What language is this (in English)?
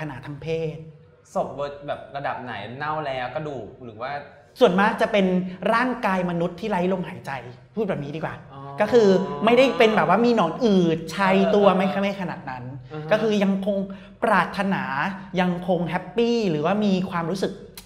Thai